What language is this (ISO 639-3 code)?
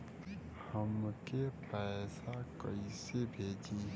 bho